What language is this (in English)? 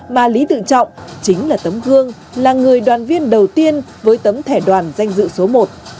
Vietnamese